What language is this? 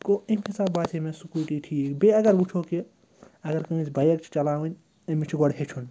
Kashmiri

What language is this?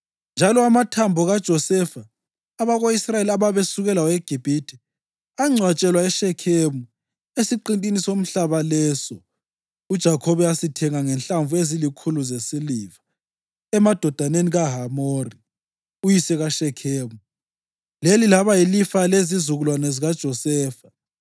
North Ndebele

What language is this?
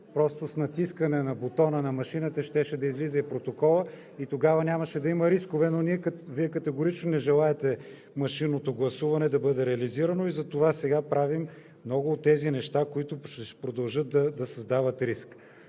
Bulgarian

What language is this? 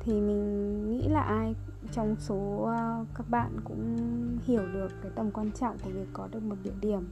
Vietnamese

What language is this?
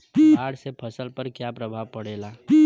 Bhojpuri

